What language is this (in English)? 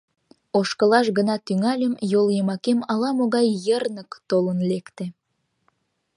Mari